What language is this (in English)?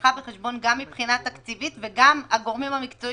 Hebrew